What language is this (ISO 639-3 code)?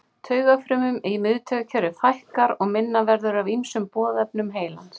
isl